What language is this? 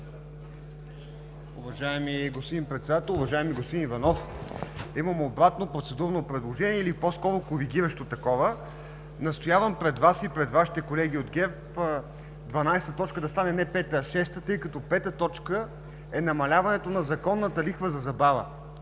Bulgarian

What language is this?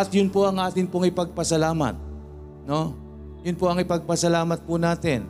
Filipino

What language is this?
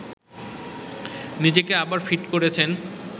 Bangla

